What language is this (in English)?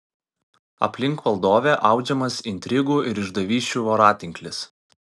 Lithuanian